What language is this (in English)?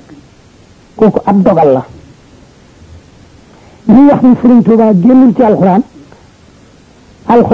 Arabic